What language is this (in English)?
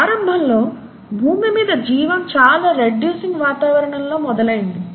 Telugu